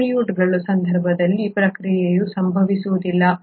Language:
Kannada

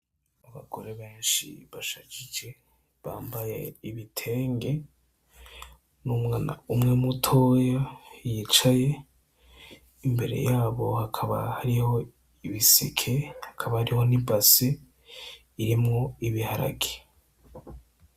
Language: Rundi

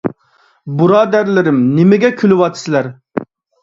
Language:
Uyghur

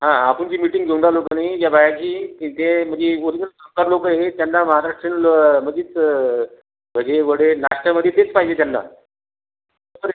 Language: Marathi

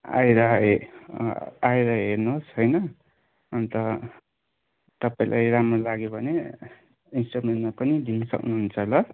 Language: Nepali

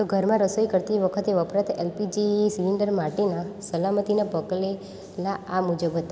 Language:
Gujarati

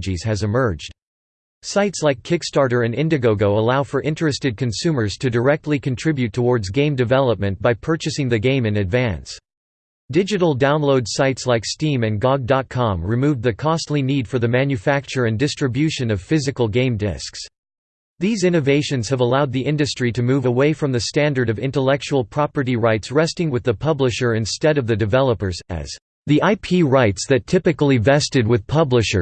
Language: English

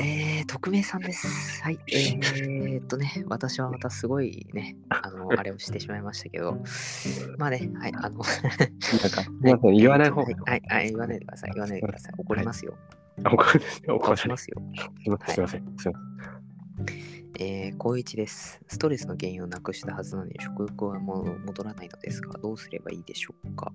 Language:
Japanese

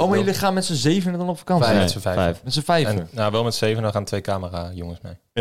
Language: Dutch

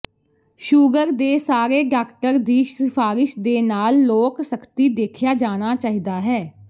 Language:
Punjabi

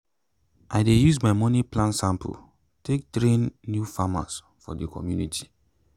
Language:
Nigerian Pidgin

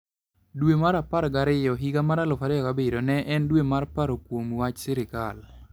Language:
Luo (Kenya and Tanzania)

